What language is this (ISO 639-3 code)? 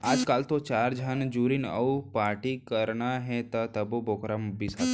hne